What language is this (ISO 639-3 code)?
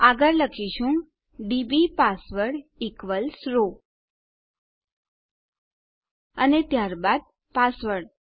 guj